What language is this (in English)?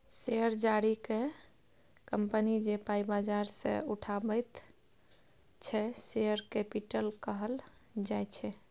Maithili